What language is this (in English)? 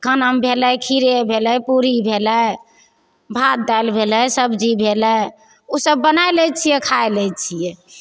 Maithili